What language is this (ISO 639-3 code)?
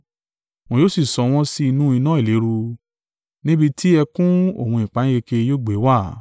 yor